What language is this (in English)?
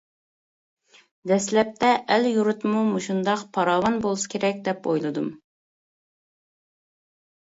Uyghur